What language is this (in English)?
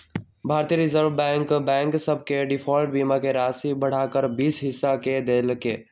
Magahi